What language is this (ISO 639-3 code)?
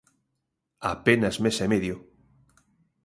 glg